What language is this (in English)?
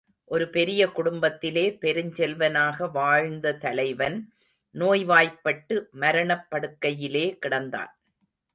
Tamil